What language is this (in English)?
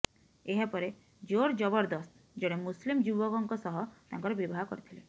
Odia